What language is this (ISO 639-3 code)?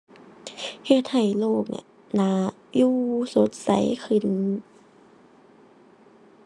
tha